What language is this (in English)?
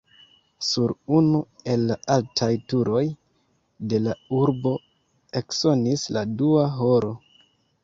Esperanto